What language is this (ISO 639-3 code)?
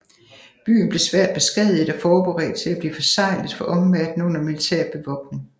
dan